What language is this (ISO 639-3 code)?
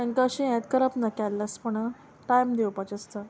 kok